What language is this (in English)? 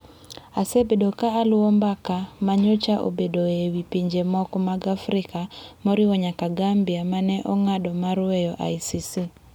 Luo (Kenya and Tanzania)